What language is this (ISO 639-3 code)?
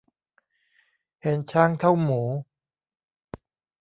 tha